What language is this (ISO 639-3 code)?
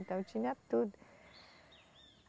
por